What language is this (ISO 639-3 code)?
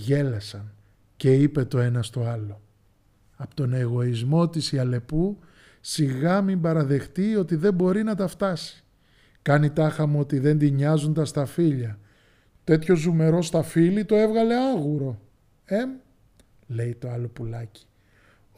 ell